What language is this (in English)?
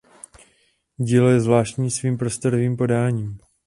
Czech